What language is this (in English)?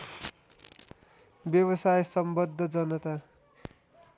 Nepali